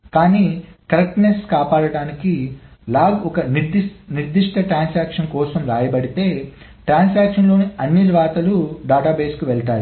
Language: Telugu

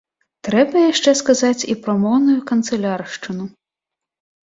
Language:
Belarusian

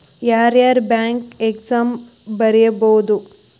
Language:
Kannada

